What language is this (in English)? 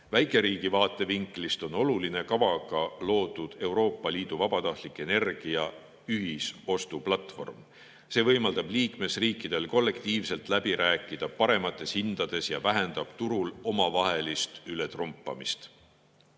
Estonian